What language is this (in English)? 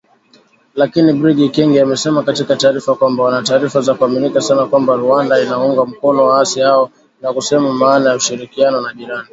Swahili